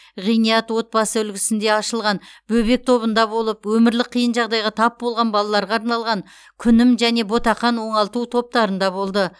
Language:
Kazakh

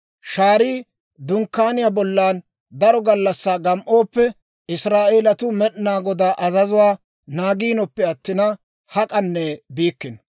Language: Dawro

